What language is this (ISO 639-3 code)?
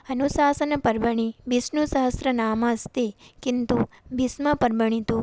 san